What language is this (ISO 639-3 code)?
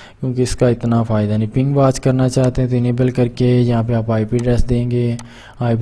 urd